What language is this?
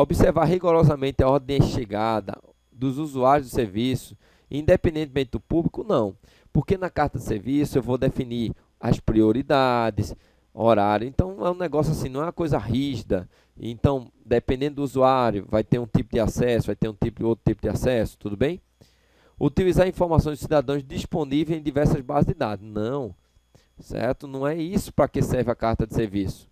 Portuguese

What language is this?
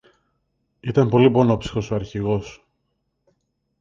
Greek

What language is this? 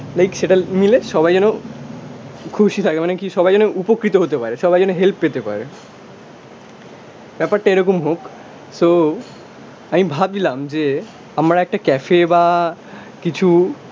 Bangla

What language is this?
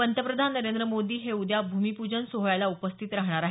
Marathi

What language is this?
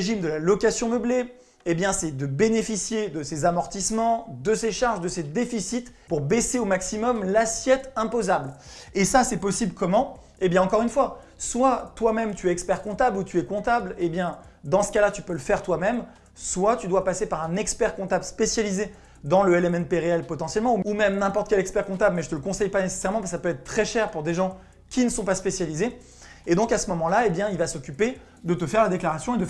French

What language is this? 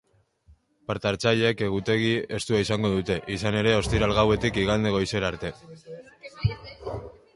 Basque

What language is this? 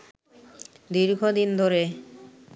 Bangla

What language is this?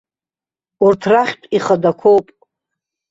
Abkhazian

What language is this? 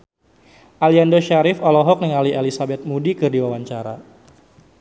Sundanese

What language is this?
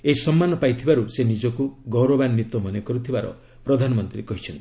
Odia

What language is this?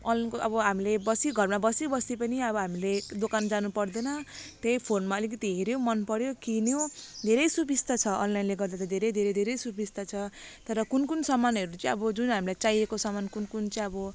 Nepali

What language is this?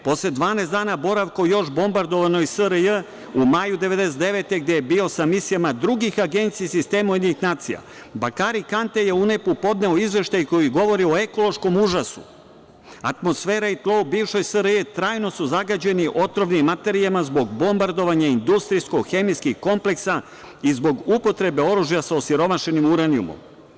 Serbian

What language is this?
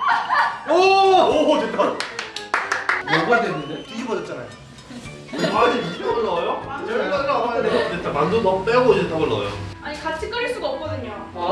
Korean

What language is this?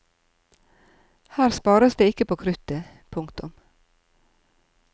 Norwegian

